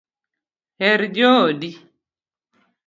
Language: Luo (Kenya and Tanzania)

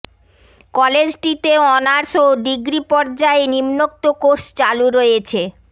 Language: Bangla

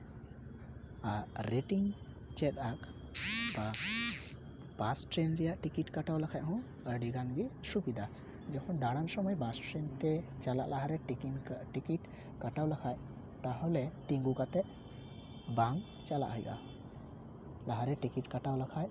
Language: Santali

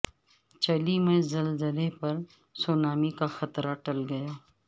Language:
Urdu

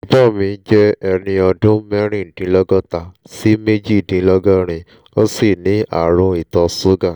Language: Yoruba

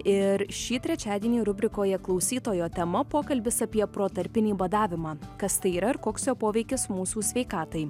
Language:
Lithuanian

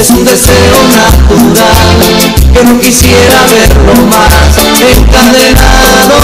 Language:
Romanian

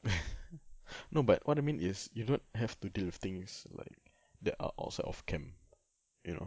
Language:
English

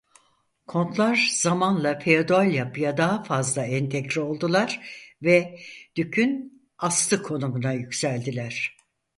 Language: Turkish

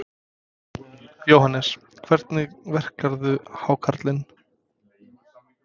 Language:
Icelandic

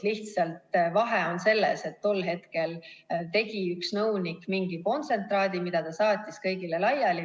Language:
Estonian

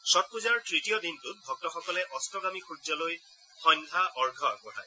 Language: Assamese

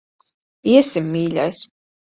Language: Latvian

